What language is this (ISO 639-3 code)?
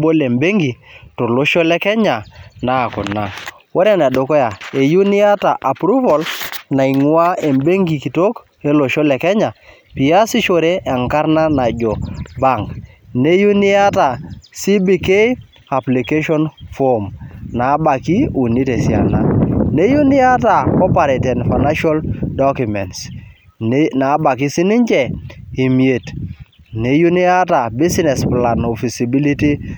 mas